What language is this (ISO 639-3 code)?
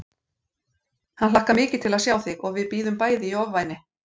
isl